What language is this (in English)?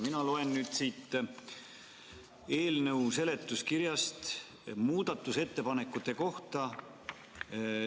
Estonian